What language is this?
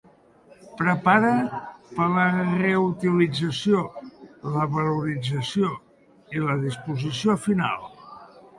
Catalan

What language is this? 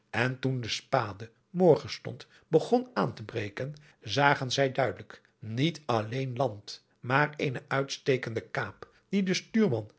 Dutch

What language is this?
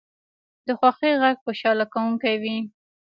Pashto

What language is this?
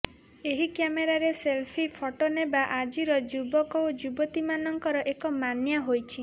Odia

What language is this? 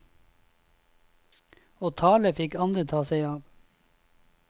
Norwegian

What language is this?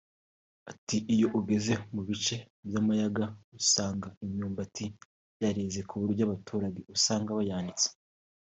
Kinyarwanda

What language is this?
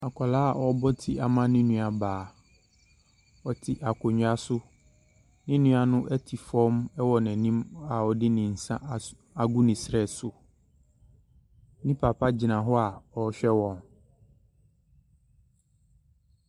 Akan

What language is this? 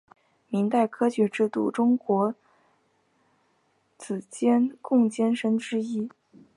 Chinese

